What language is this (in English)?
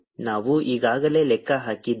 Kannada